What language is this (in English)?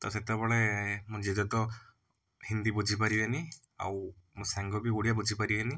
Odia